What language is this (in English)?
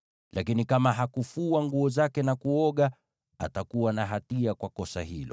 Swahili